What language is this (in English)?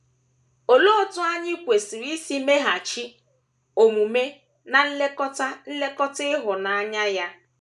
Igbo